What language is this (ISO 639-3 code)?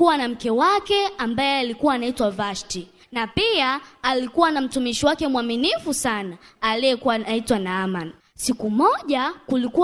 swa